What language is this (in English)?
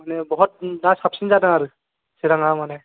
Bodo